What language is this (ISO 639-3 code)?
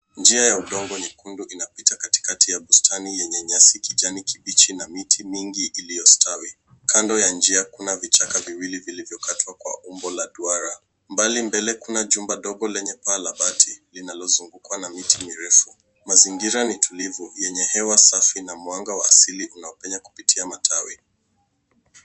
swa